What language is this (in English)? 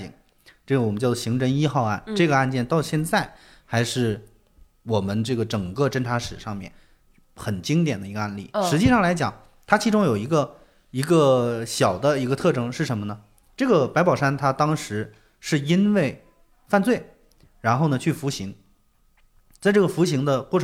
Chinese